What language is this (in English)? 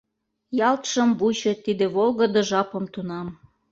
Mari